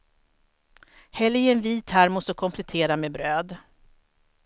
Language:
Swedish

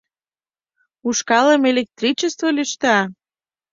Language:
Mari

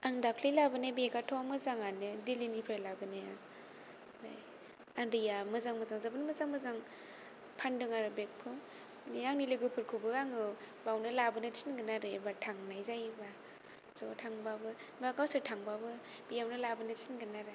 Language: Bodo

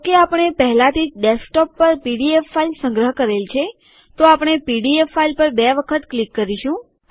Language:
Gujarati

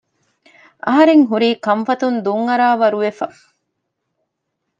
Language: Divehi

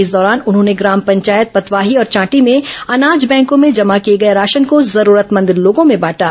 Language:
Hindi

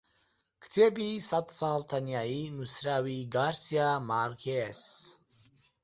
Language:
Central Kurdish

